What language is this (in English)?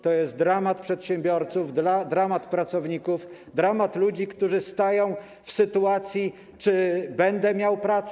Polish